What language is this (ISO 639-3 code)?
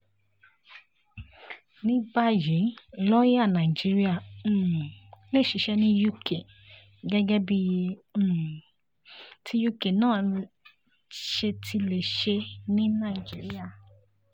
yor